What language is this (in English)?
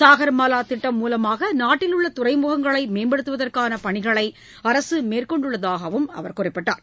Tamil